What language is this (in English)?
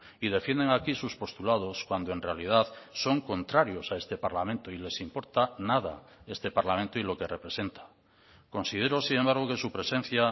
Spanish